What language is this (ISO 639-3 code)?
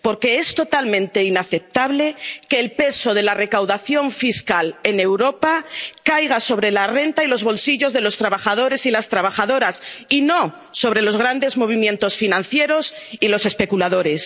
spa